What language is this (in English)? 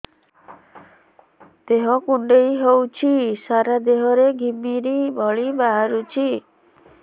Odia